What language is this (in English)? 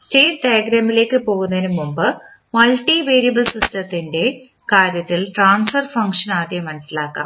Malayalam